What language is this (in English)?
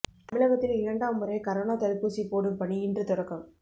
Tamil